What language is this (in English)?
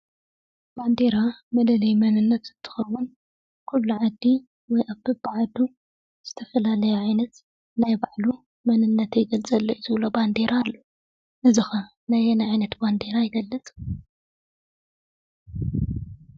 Tigrinya